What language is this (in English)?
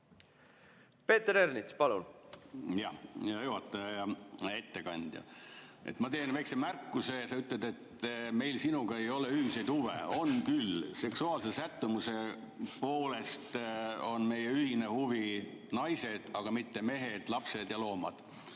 Estonian